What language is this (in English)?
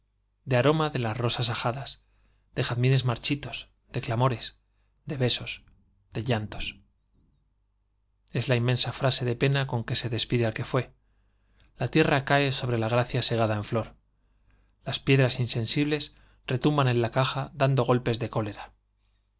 Spanish